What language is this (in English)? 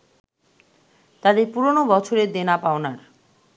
Bangla